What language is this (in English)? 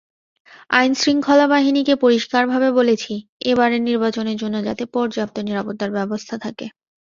Bangla